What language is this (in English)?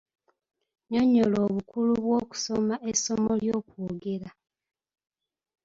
Ganda